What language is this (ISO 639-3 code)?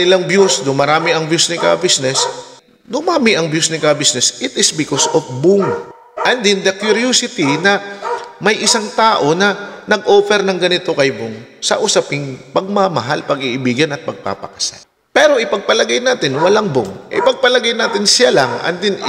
fil